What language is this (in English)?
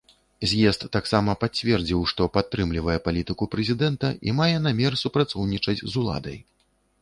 Belarusian